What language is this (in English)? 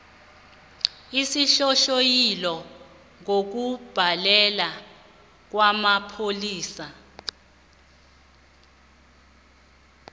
South Ndebele